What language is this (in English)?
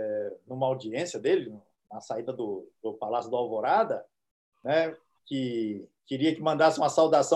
Portuguese